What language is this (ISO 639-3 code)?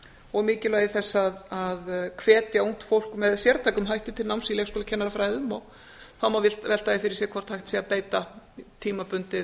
isl